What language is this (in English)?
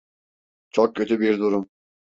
Turkish